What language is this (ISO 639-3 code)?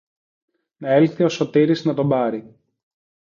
ell